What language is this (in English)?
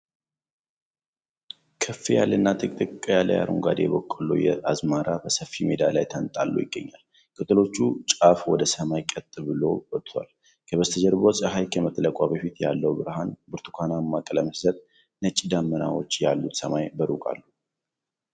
Amharic